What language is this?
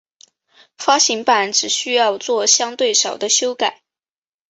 Chinese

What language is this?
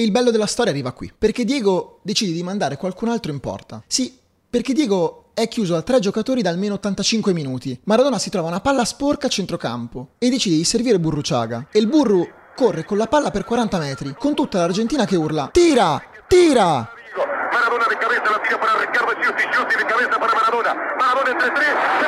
Italian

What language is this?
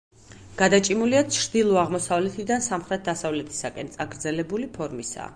Georgian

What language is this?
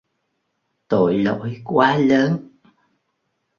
Vietnamese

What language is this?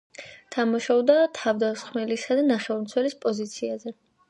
Georgian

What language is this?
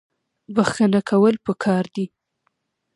Pashto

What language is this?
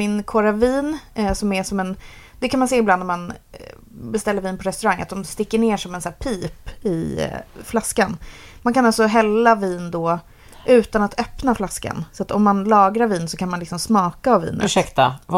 Swedish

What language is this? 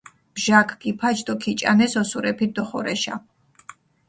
Mingrelian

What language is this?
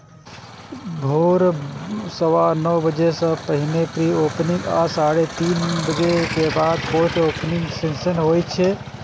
Maithili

